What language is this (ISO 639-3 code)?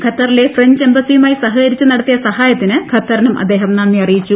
mal